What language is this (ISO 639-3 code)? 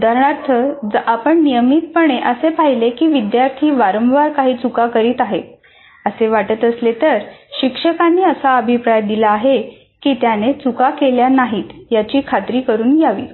mar